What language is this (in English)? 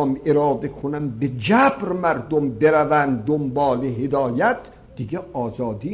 Persian